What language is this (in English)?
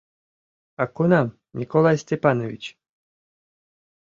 Mari